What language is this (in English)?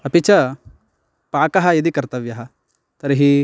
Sanskrit